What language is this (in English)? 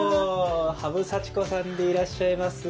Japanese